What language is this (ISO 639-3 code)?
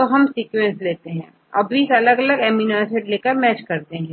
hin